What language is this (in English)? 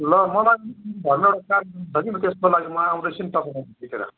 Nepali